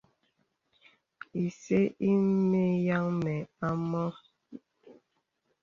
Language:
Bebele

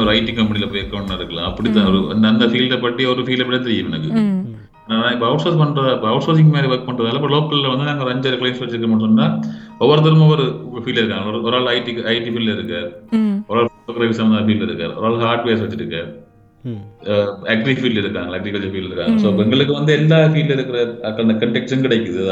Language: Tamil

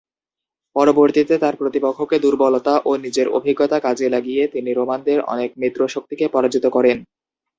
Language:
Bangla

